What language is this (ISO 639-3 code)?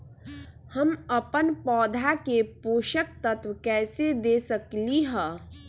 mag